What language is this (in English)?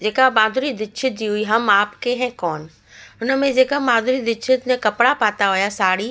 Sindhi